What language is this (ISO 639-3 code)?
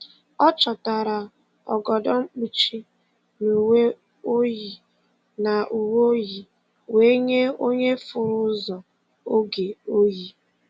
ibo